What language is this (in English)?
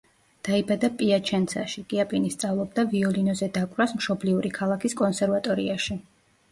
Georgian